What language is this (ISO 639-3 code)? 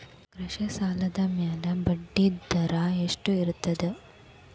kan